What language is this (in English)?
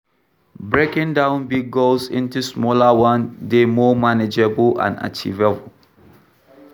Nigerian Pidgin